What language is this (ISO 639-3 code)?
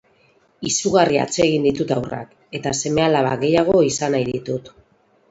eus